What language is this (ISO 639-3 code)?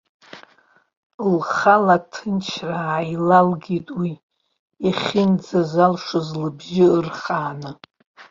abk